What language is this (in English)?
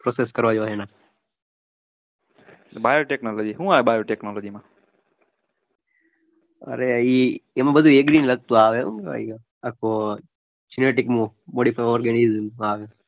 Gujarati